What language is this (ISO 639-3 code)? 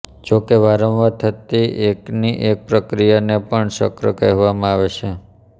guj